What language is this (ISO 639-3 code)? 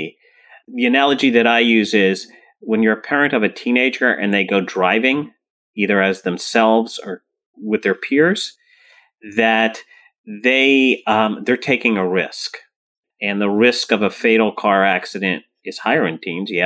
eng